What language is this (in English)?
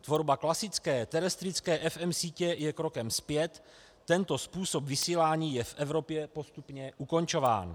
Czech